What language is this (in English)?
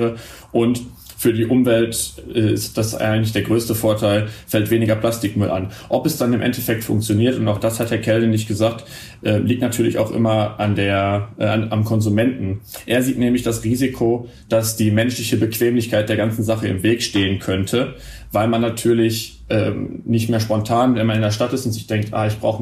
German